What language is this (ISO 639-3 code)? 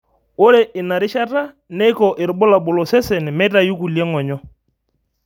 mas